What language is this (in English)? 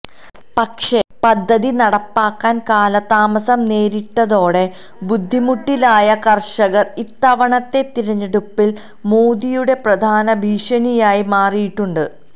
Malayalam